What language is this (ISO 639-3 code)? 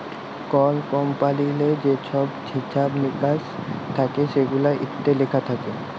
ben